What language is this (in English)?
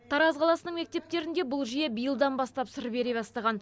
Kazakh